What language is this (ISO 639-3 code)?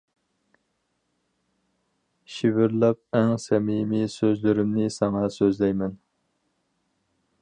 uig